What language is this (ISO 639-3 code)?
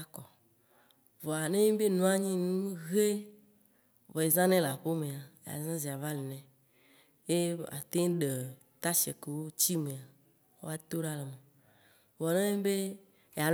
wci